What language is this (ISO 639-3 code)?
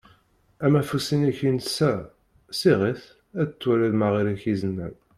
kab